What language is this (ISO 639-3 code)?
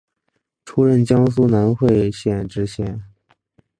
zho